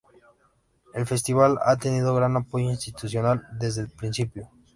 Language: Spanish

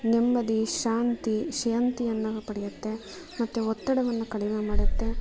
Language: Kannada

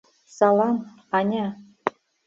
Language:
Mari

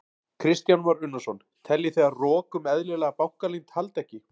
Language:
Icelandic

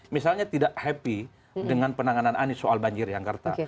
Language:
Indonesian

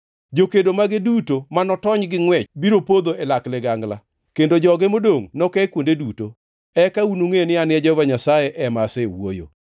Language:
Luo (Kenya and Tanzania)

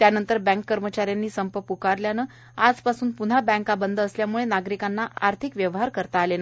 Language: Marathi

